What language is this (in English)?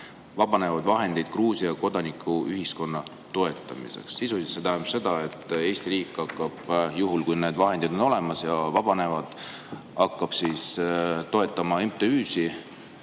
Estonian